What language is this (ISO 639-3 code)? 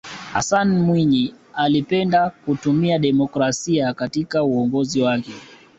swa